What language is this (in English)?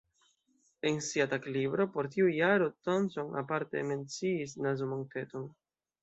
Esperanto